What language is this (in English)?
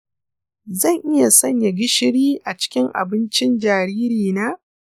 Hausa